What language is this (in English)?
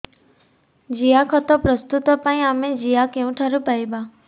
Odia